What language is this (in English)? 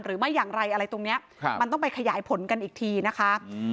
Thai